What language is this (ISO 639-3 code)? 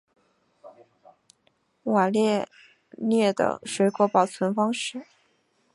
zho